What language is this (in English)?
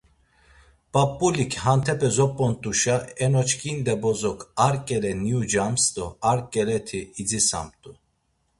Laz